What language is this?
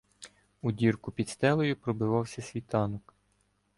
Ukrainian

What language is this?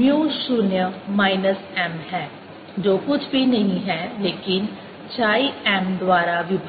Hindi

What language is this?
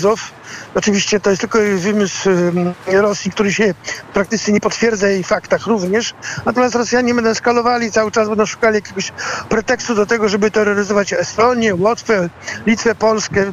Polish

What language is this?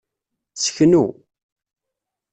Kabyle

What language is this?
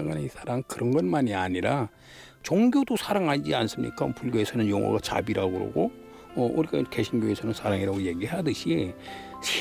Korean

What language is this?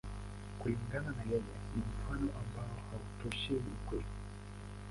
Swahili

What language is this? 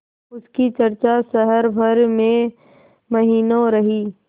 Hindi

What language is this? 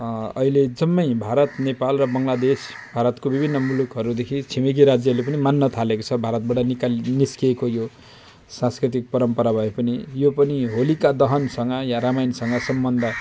Nepali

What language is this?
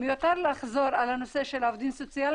Hebrew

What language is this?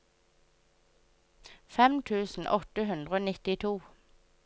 Norwegian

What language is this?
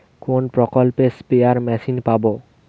Bangla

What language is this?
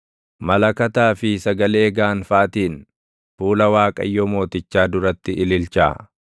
Oromo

